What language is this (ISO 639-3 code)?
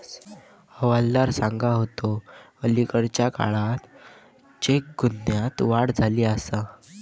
mar